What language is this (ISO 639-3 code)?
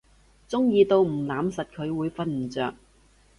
yue